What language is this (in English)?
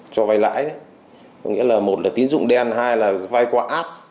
Vietnamese